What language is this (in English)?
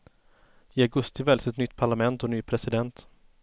Swedish